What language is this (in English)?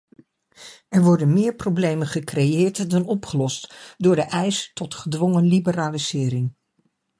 Dutch